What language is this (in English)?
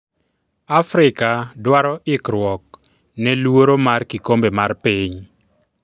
Luo (Kenya and Tanzania)